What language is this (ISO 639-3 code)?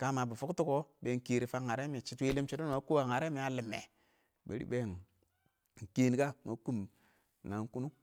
awo